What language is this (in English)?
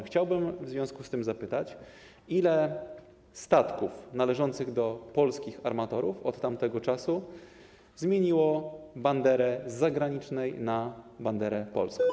Polish